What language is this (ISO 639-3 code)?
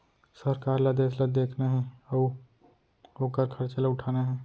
hne